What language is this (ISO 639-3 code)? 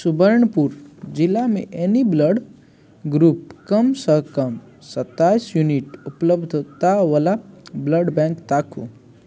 mai